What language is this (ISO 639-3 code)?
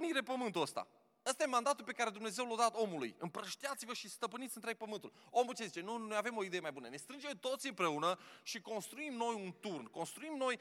ron